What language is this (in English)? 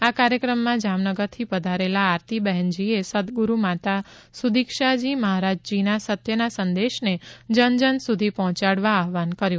Gujarati